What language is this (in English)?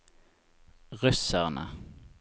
Norwegian